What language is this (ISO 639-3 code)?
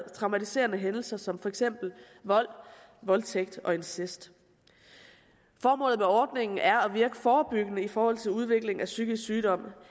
dan